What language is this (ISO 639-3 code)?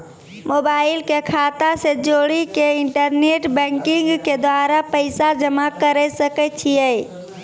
mai